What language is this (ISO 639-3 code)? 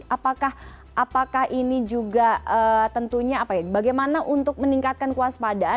ind